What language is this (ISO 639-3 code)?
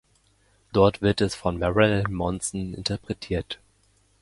deu